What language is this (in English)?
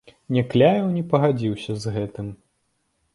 Belarusian